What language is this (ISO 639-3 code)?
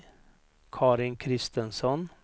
swe